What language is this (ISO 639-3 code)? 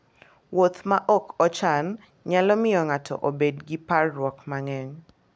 luo